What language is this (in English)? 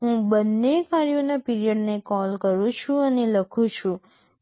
Gujarati